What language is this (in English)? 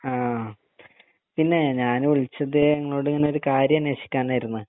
Malayalam